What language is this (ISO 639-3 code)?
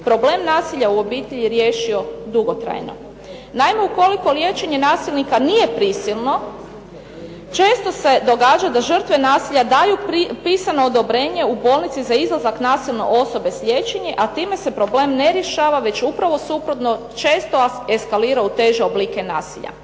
hrv